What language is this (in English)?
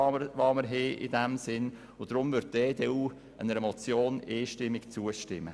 Swiss German